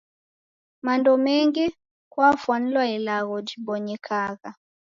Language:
Taita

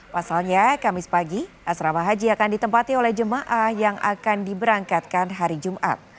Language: Indonesian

